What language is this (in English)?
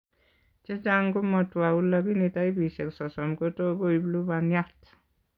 Kalenjin